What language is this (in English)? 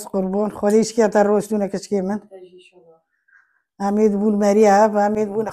Arabic